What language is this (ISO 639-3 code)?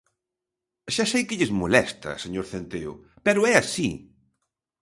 glg